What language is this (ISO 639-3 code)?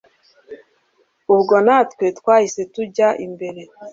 kin